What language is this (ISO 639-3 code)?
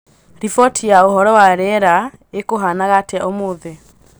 kik